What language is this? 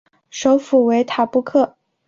Chinese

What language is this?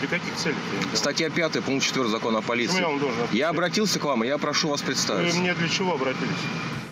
Russian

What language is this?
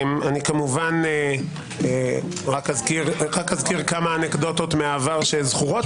Hebrew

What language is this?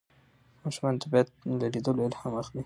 Pashto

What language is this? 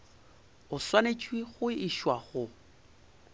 Northern Sotho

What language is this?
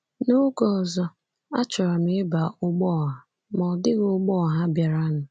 Igbo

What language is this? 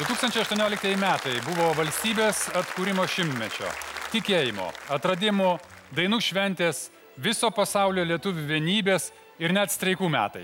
Lithuanian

